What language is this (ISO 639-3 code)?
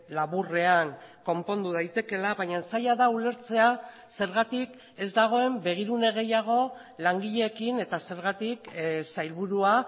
eus